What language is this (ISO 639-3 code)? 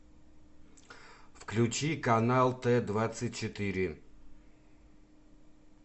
rus